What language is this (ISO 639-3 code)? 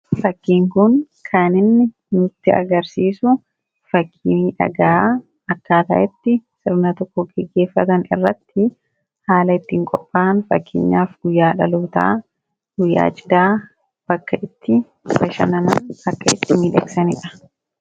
orm